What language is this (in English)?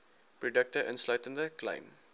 Afrikaans